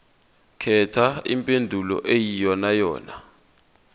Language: Zulu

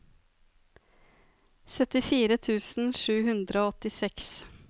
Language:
Norwegian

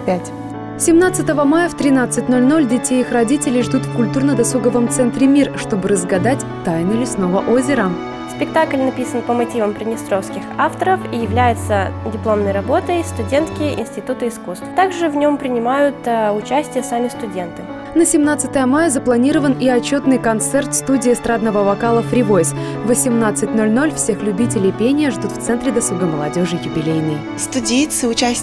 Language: Russian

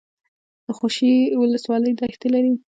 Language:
Pashto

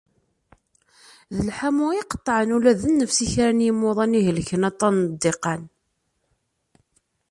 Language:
Kabyle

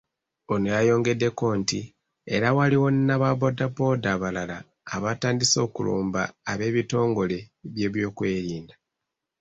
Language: Ganda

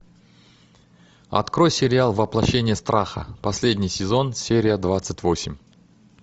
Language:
Russian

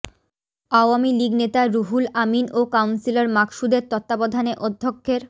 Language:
Bangla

